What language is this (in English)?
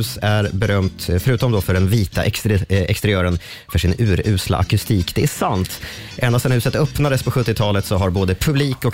Swedish